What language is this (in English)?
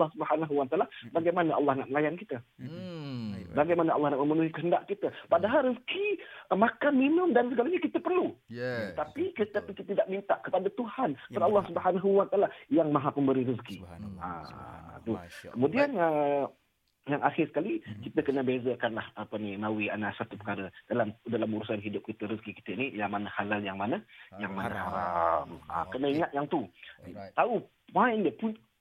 Malay